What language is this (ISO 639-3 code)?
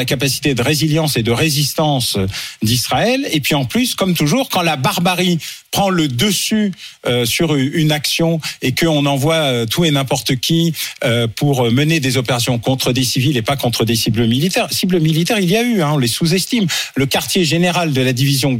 fra